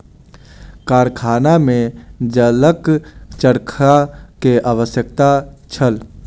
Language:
Maithili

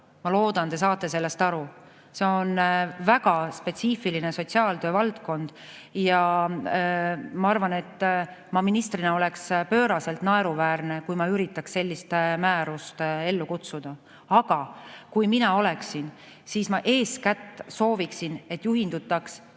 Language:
Estonian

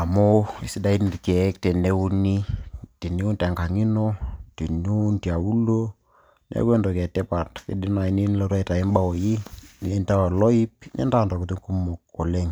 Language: Masai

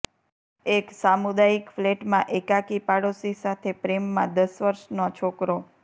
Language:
Gujarati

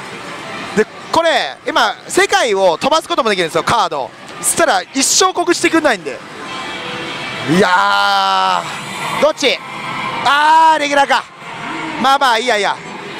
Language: Japanese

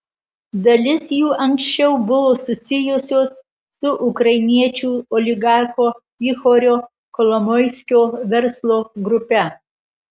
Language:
Lithuanian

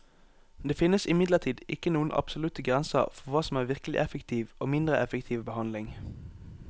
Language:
Norwegian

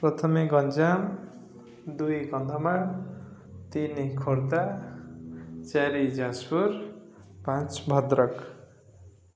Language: Odia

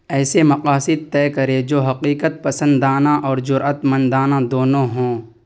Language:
Urdu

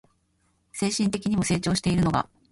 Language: Japanese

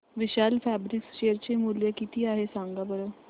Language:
Marathi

